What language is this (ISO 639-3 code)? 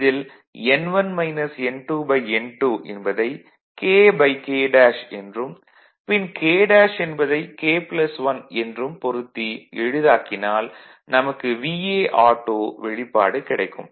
tam